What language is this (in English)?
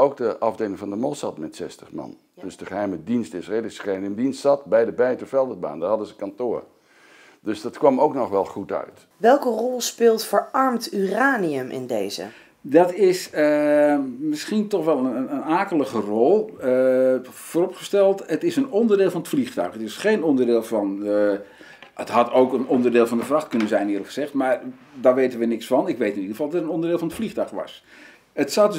Dutch